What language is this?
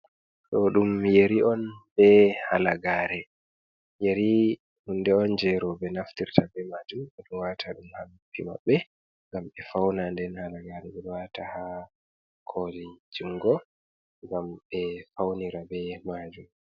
Fula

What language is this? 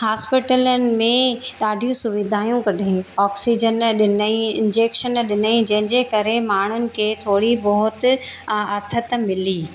Sindhi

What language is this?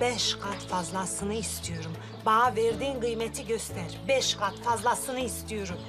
Turkish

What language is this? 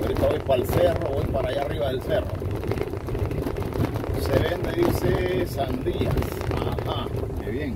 Spanish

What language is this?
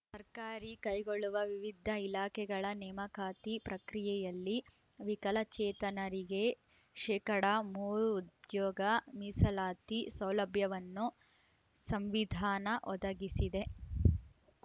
Kannada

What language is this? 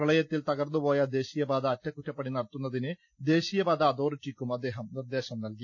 Malayalam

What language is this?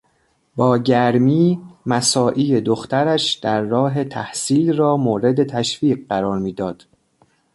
Persian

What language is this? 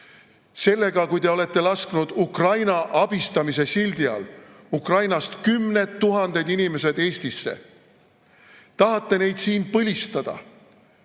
Estonian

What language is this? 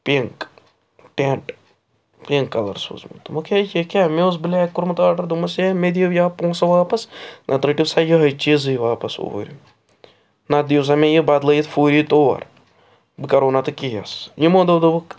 Kashmiri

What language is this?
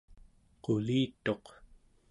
Central Yupik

